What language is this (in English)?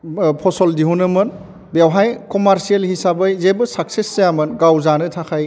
Bodo